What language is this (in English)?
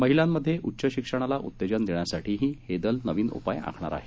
Marathi